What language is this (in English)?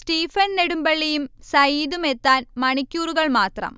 Malayalam